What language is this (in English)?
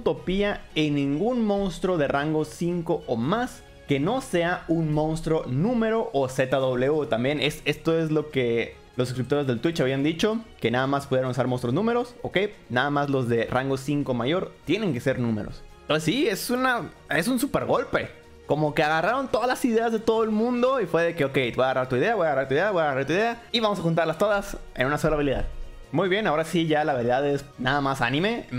Spanish